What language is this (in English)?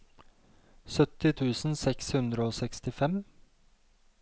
Norwegian